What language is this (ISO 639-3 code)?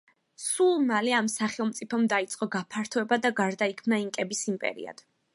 kat